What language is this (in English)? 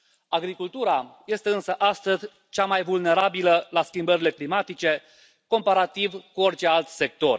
Romanian